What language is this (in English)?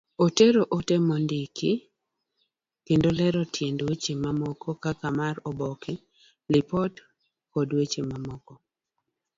Luo (Kenya and Tanzania)